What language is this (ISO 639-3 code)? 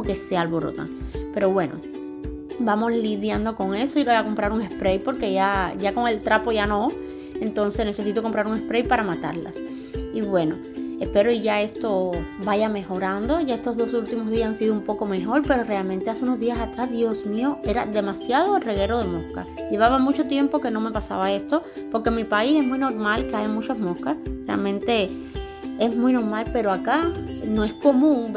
spa